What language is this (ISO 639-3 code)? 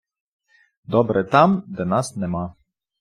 ukr